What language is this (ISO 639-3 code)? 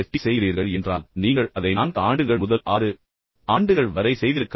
tam